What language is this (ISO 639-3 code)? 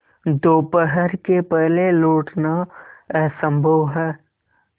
hin